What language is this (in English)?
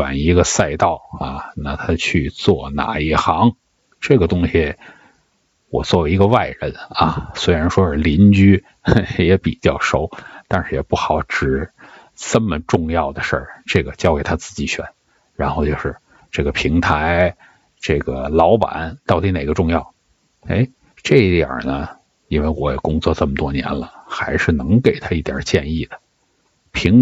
Chinese